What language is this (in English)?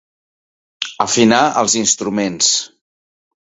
Catalan